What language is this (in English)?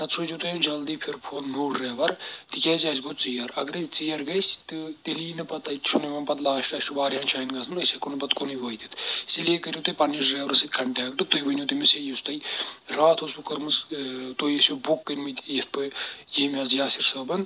Kashmiri